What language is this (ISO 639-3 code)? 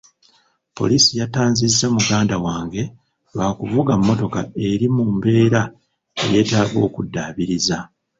lug